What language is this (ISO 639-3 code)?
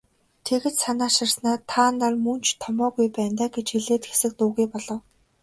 mon